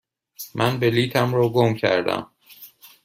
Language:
Persian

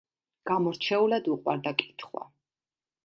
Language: Georgian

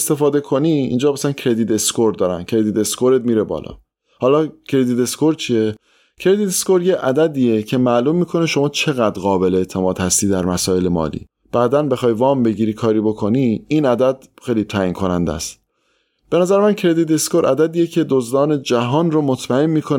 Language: Persian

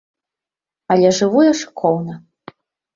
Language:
Belarusian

